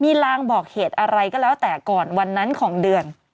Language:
Thai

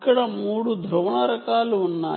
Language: Telugu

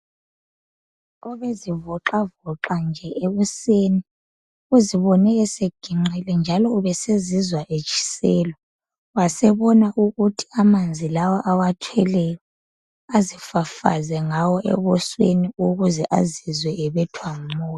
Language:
North Ndebele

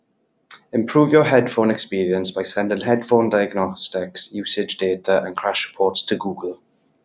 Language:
English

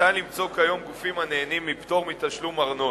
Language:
Hebrew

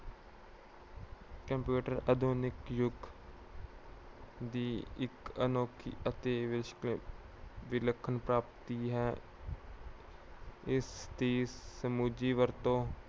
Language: Punjabi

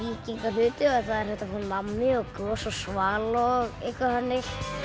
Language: Icelandic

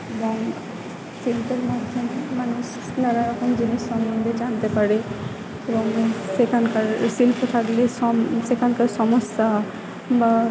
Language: Bangla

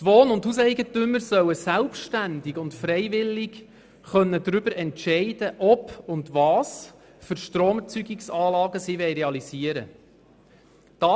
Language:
Swiss German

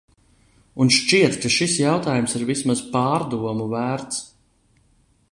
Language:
Latvian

